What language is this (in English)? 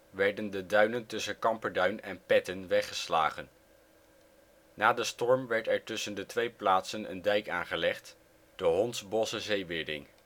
Dutch